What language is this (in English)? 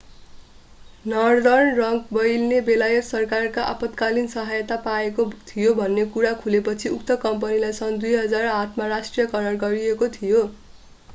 Nepali